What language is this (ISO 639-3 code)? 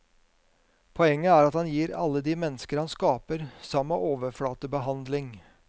nor